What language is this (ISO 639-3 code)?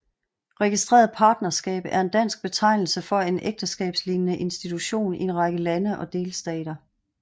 dan